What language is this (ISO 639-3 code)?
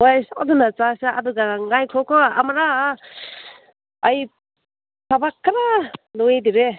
mni